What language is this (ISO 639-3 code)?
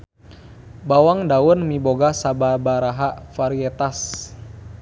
sun